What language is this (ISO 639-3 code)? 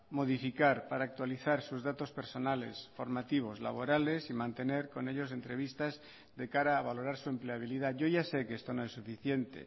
spa